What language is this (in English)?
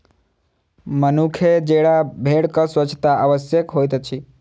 Maithili